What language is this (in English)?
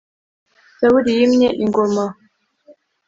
Kinyarwanda